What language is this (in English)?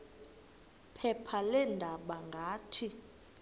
Xhosa